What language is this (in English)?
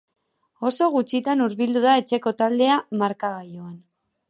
Basque